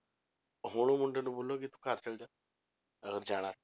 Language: Punjabi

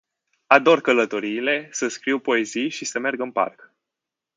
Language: Romanian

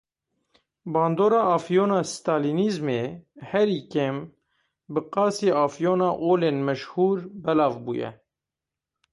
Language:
Kurdish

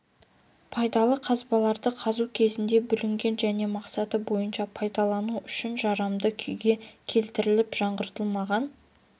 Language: Kazakh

